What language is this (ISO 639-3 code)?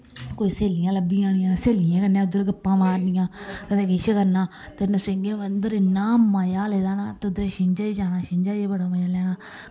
doi